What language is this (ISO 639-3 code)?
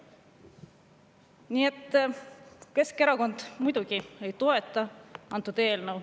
est